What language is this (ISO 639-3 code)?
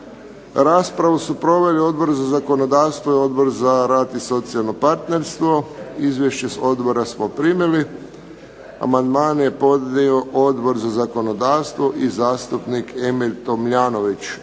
hrv